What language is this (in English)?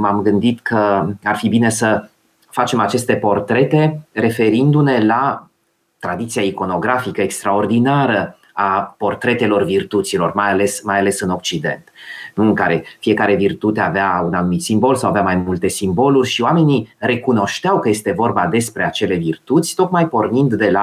Romanian